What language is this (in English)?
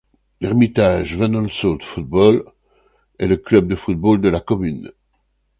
French